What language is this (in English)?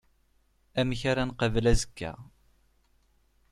Kabyle